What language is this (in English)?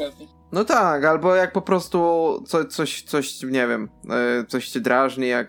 Polish